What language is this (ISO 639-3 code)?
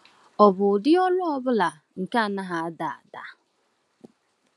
ibo